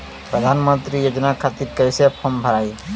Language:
Bhojpuri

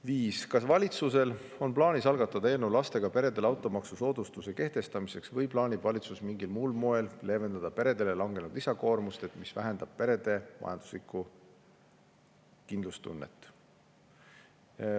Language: Estonian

